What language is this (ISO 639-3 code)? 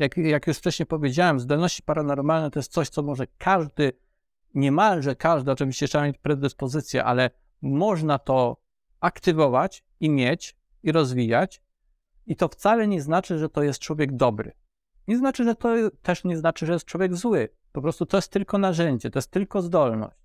pol